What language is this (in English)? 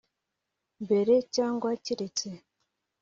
Kinyarwanda